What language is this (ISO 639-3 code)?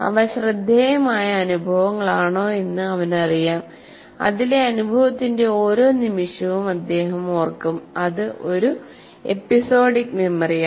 mal